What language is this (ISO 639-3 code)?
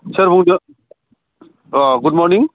brx